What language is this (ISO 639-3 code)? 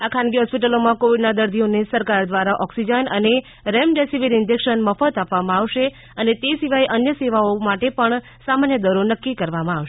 guj